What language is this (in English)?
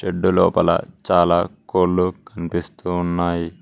Telugu